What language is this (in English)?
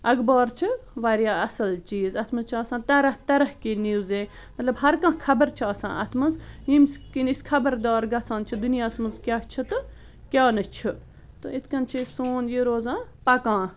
Kashmiri